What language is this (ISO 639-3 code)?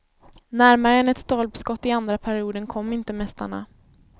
swe